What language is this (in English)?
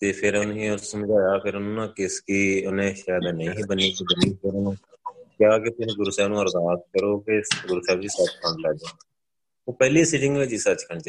Punjabi